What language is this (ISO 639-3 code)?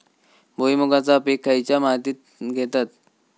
mar